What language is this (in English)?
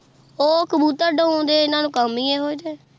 Punjabi